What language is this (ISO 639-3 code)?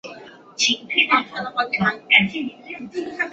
zho